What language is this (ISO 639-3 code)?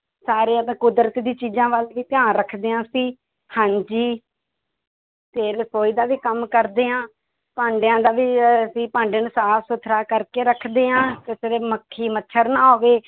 pan